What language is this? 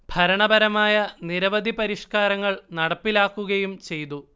Malayalam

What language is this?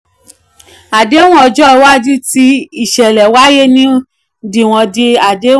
Yoruba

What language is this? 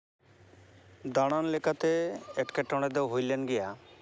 Santali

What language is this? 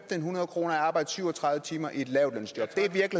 Danish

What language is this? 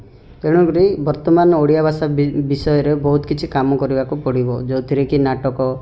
Odia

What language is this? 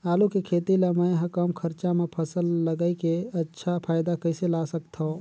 Chhattisgarhi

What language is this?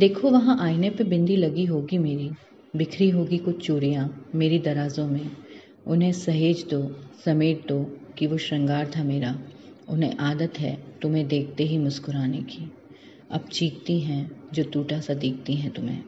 Hindi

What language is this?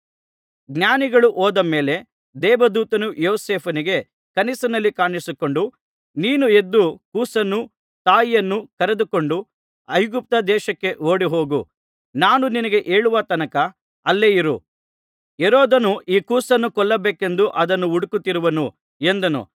Kannada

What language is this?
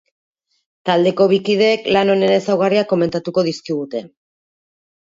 Basque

